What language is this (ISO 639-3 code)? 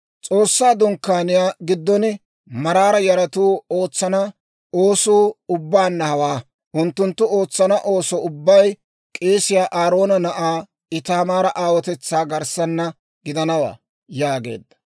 dwr